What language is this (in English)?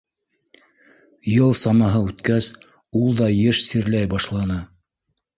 Bashkir